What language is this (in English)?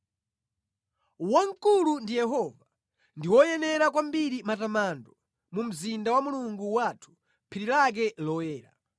Nyanja